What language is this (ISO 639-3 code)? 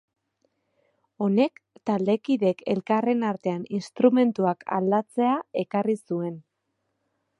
eus